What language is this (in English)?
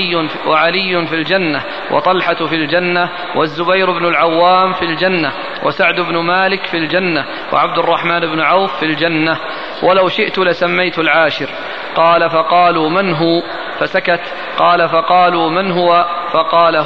Arabic